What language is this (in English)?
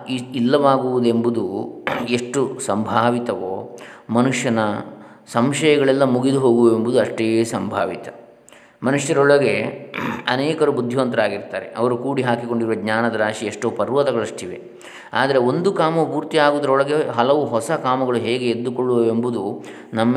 Kannada